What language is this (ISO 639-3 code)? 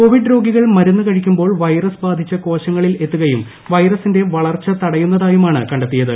mal